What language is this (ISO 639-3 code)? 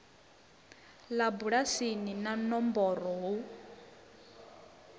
ven